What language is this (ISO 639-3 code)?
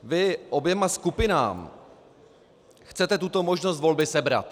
ces